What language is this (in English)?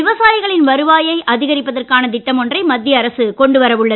Tamil